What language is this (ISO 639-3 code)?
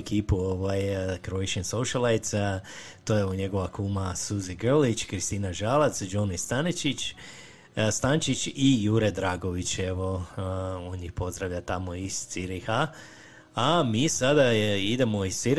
hrv